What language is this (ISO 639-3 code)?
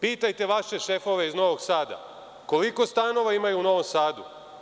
srp